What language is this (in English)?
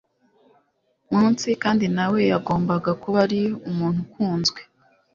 Kinyarwanda